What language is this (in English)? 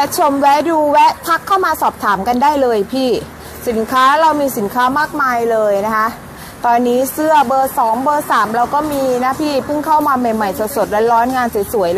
Thai